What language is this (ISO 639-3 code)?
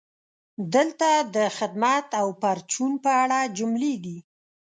pus